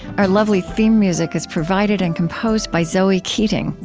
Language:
English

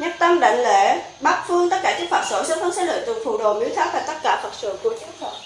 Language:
Vietnamese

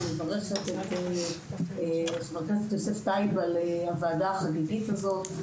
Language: Hebrew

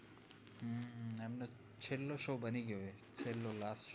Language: Gujarati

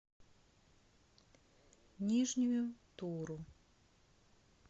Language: Russian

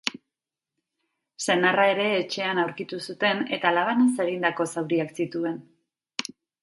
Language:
Basque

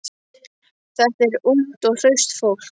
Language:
Icelandic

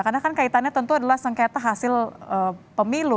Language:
Indonesian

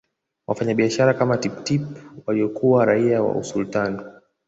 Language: Swahili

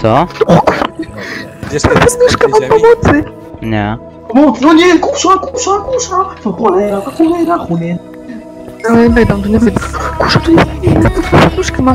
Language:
Polish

